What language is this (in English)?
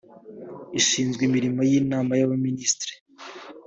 Kinyarwanda